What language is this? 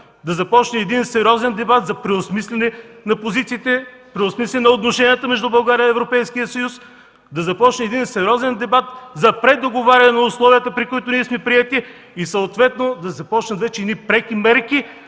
Bulgarian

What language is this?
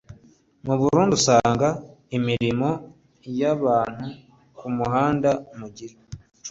Kinyarwanda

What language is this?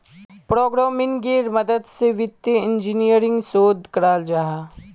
Magahi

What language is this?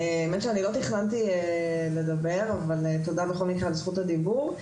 Hebrew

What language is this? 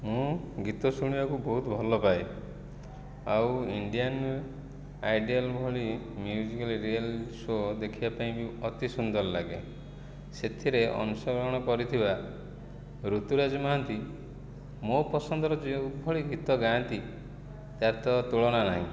Odia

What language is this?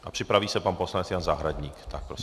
Czech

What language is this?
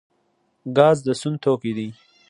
Pashto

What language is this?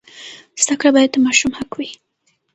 Pashto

